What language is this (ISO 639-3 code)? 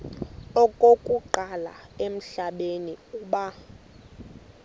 xho